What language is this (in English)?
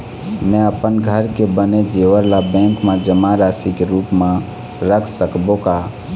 Chhattisgarhi